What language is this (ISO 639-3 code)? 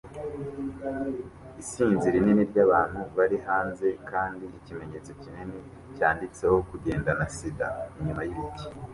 kin